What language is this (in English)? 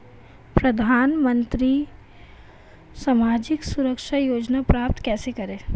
Hindi